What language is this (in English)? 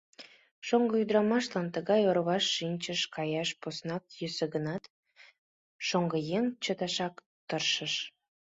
Mari